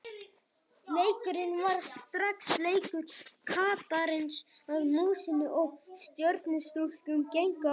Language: Icelandic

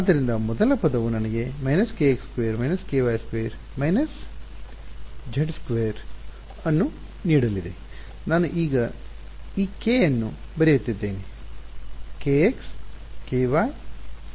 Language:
Kannada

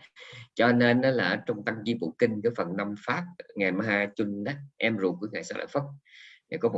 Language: Vietnamese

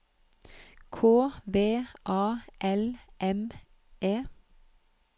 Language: Norwegian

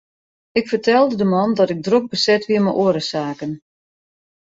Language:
Western Frisian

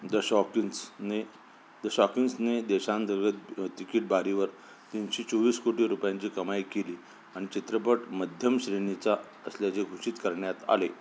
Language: Marathi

